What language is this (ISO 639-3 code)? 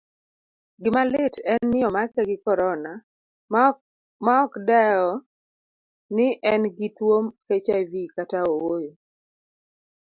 luo